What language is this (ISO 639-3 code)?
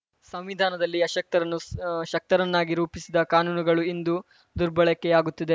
kan